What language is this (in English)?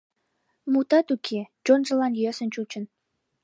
Mari